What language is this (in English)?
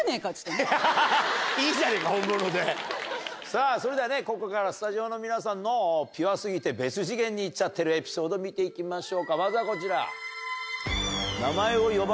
Japanese